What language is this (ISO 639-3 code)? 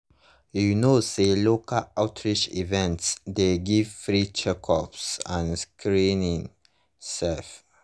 pcm